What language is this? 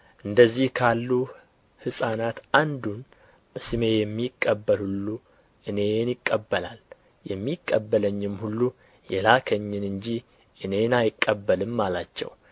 Amharic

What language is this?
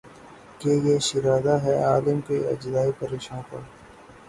Urdu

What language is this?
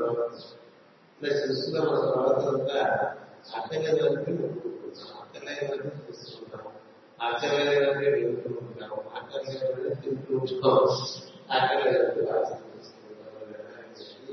Telugu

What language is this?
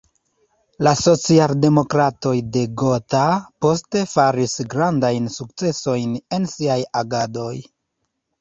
Esperanto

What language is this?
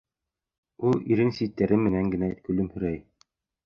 Bashkir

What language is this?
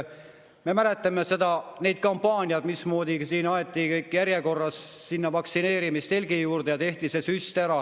Estonian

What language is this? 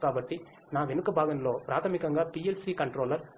Telugu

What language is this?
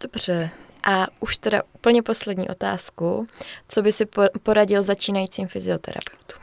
Czech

